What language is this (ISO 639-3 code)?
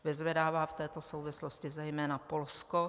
ces